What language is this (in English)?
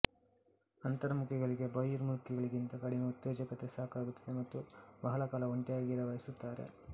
Kannada